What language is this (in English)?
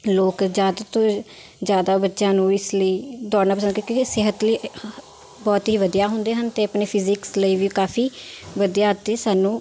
Punjabi